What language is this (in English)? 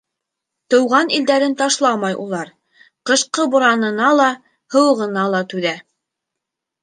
Bashkir